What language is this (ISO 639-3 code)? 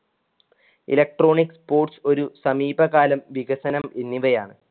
mal